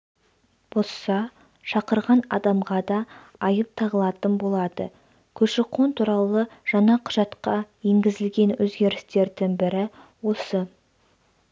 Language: Kazakh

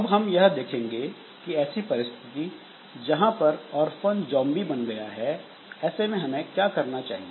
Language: Hindi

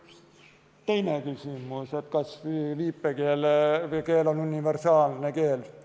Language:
Estonian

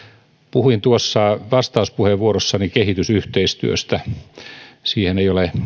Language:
Finnish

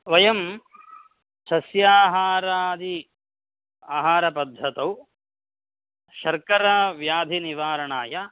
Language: Sanskrit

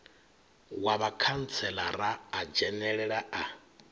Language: Venda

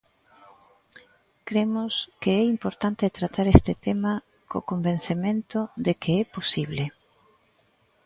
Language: Galician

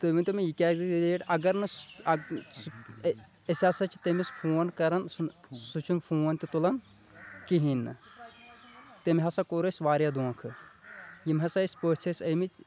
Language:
Kashmiri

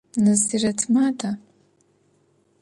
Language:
Adyghe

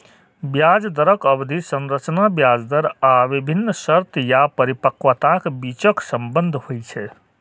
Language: Maithili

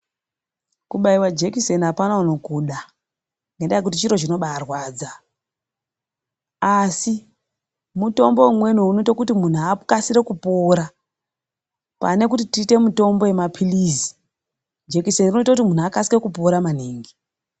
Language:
Ndau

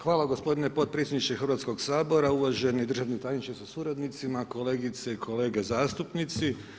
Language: Croatian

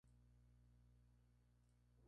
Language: Spanish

